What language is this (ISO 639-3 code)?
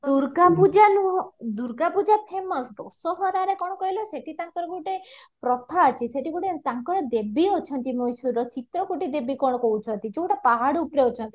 ori